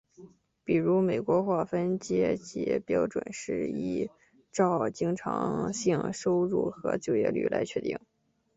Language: Chinese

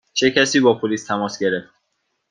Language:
Persian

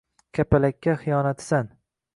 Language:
Uzbek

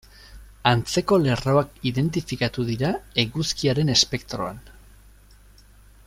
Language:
Basque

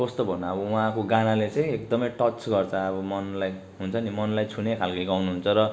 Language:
Nepali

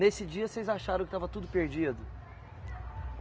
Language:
Portuguese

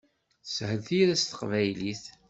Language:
Kabyle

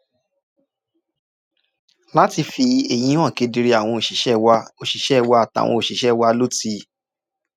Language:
Yoruba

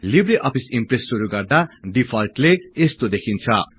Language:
Nepali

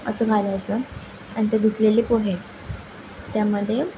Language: Marathi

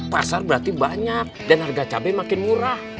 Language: Indonesian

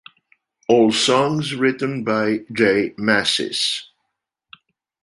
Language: English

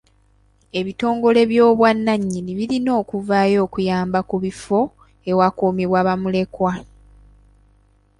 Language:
Ganda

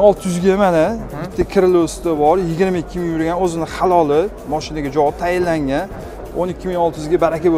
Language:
Turkish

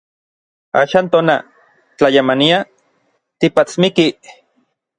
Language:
Orizaba Nahuatl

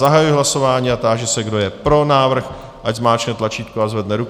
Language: Czech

